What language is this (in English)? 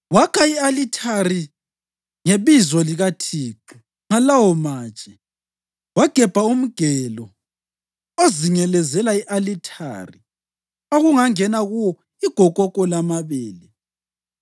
North Ndebele